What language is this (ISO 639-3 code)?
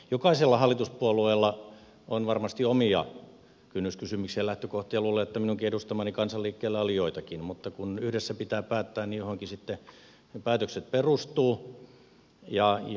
fin